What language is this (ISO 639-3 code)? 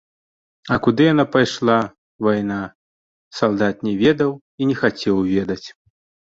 bel